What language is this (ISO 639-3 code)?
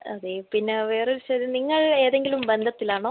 mal